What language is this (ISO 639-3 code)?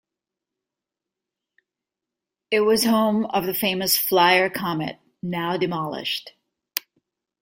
eng